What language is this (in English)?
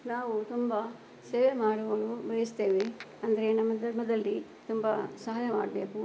Kannada